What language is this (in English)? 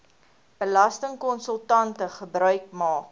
Afrikaans